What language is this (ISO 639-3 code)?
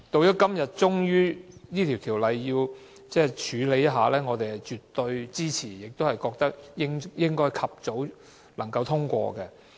yue